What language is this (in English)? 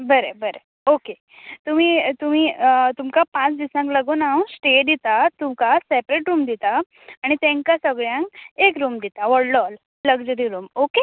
Konkani